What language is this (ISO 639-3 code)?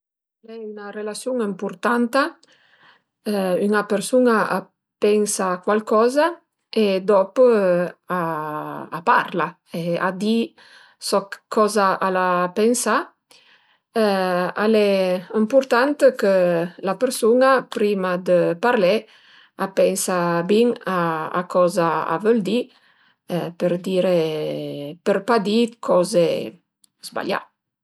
pms